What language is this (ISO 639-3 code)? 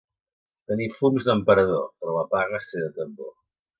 cat